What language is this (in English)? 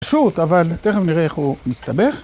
Hebrew